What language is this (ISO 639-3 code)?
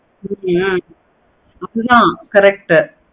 tam